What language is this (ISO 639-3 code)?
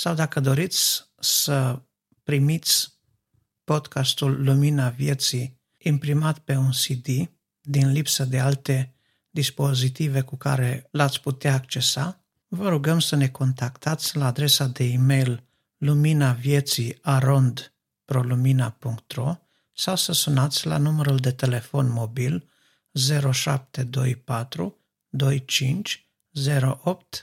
ron